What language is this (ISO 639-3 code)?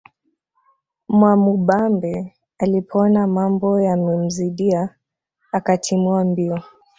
swa